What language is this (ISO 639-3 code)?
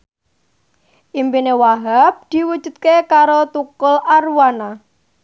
jav